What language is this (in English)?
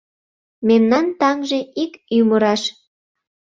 Mari